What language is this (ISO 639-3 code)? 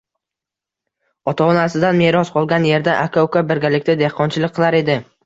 uzb